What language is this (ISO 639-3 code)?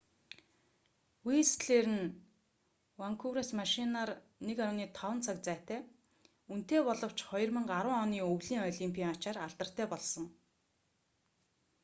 mon